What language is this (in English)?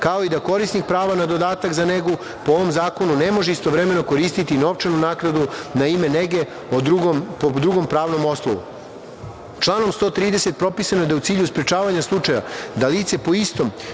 Serbian